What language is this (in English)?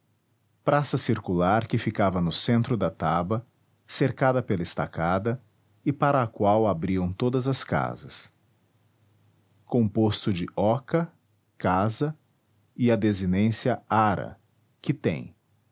Portuguese